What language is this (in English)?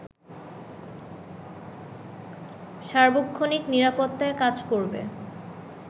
Bangla